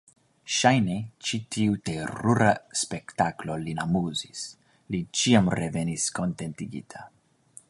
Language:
Esperanto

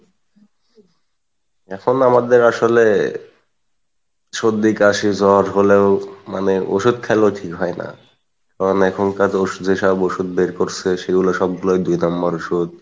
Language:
Bangla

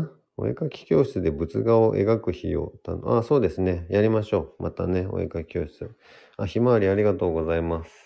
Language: Japanese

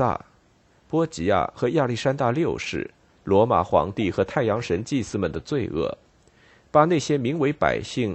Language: Chinese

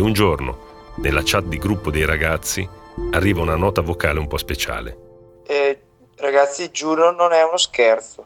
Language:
Italian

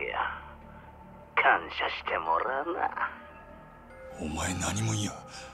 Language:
Japanese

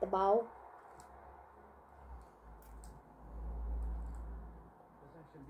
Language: English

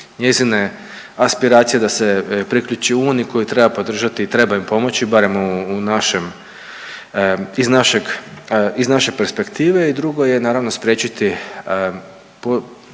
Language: Croatian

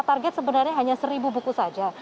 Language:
Indonesian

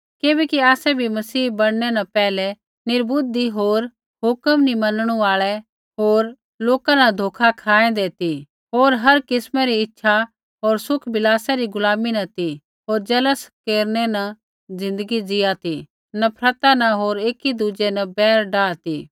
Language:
Kullu Pahari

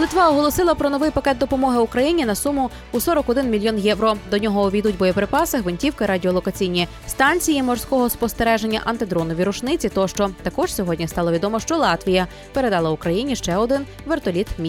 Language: Ukrainian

